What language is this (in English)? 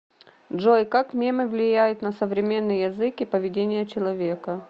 Russian